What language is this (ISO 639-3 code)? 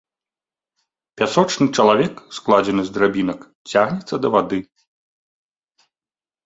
bel